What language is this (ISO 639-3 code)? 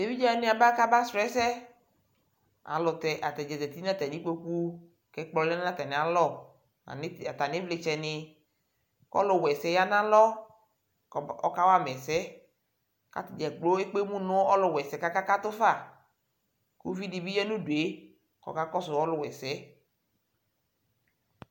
kpo